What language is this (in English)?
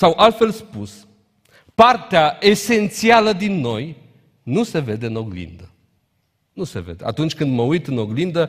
Romanian